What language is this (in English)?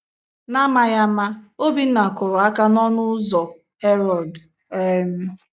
Igbo